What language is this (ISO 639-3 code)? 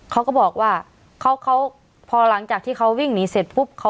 tha